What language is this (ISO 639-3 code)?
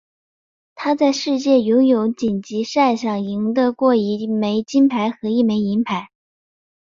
zho